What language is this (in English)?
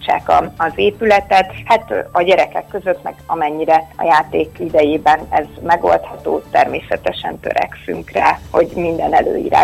Hungarian